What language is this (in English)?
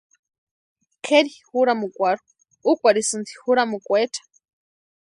Western Highland Purepecha